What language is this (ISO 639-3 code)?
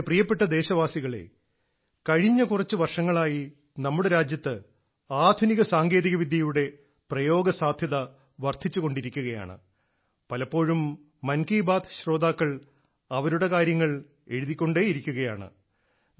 mal